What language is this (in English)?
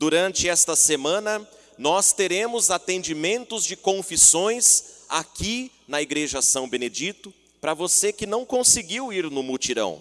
Portuguese